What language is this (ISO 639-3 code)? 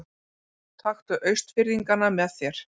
isl